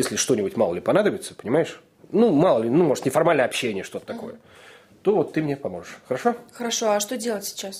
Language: Russian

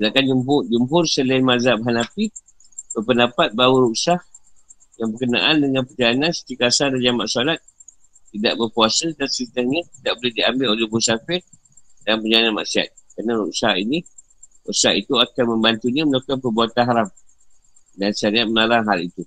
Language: Malay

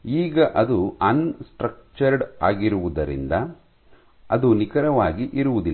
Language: Kannada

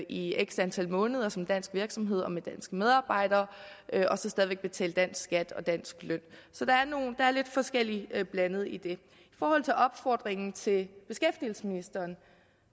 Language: Danish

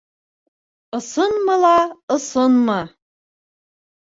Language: Bashkir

